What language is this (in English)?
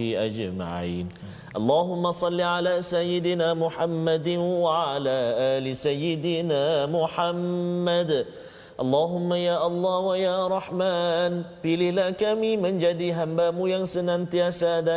Malay